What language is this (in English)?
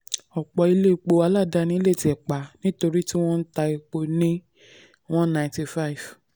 Yoruba